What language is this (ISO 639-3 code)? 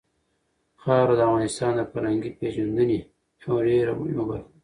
pus